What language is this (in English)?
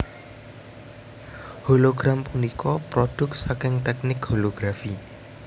Javanese